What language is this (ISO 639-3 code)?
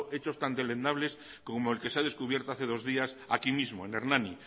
spa